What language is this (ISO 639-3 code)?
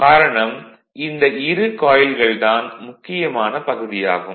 tam